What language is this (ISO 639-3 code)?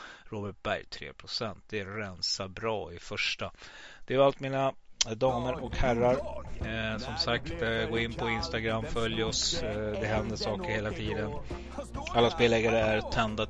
swe